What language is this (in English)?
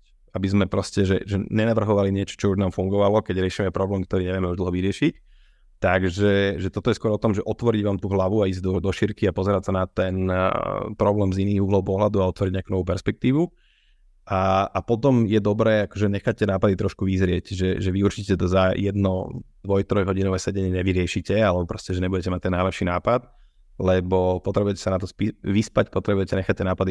Slovak